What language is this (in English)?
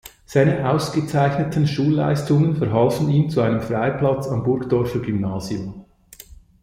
German